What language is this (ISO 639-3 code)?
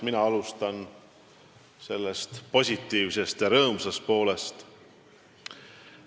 est